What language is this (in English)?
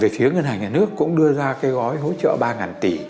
Vietnamese